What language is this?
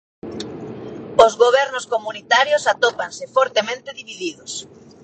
Galician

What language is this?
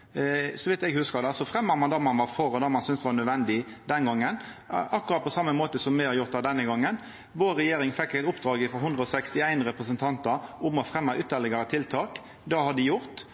Norwegian Nynorsk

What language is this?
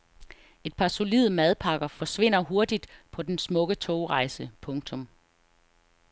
Danish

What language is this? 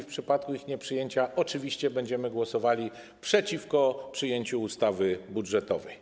Polish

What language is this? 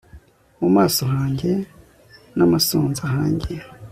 Kinyarwanda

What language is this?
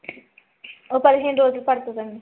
Telugu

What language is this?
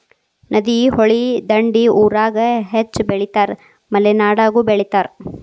Kannada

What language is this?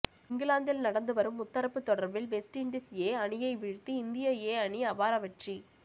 Tamil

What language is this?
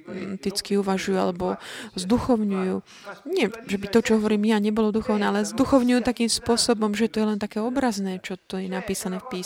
Slovak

